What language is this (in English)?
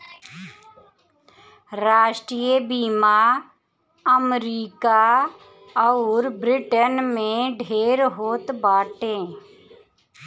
Bhojpuri